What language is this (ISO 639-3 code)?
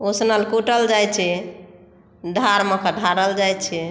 mai